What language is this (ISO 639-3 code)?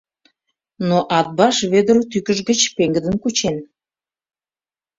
chm